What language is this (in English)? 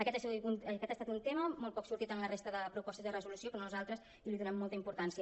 Catalan